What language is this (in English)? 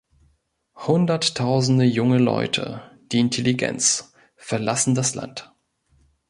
German